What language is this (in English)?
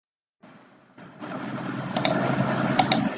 Chinese